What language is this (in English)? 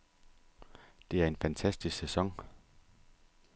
Danish